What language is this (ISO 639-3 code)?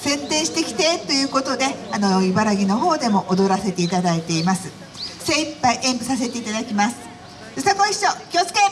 jpn